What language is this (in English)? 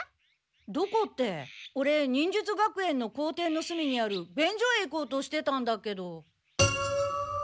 Japanese